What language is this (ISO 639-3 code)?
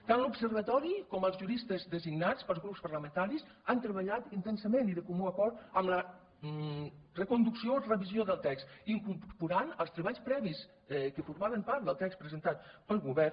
cat